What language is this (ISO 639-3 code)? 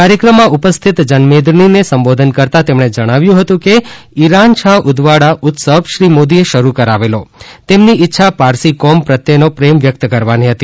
guj